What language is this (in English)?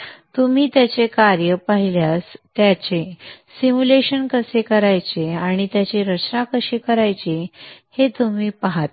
Marathi